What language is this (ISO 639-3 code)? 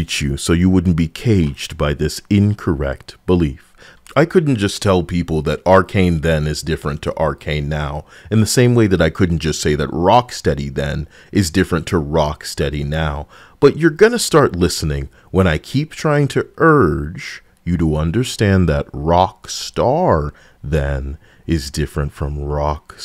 eng